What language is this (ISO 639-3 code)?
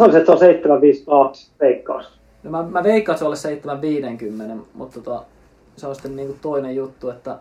fin